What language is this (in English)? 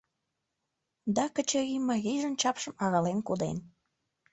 Mari